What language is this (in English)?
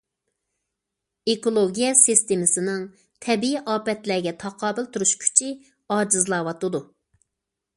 Uyghur